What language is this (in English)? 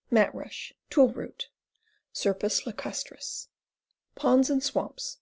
English